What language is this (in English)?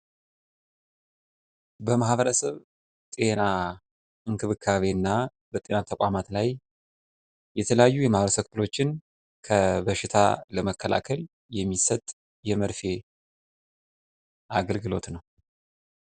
Amharic